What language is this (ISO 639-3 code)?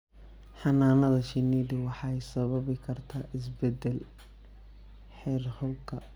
som